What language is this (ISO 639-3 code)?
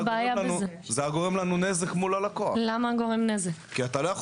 heb